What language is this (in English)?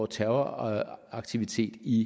Danish